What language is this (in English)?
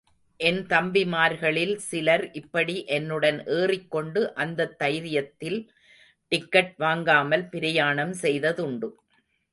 Tamil